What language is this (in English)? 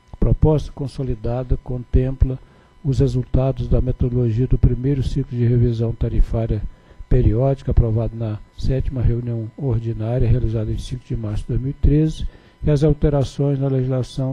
Portuguese